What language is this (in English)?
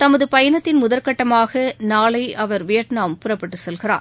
Tamil